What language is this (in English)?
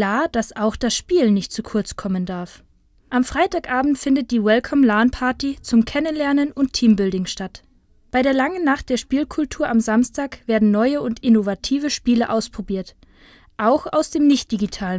German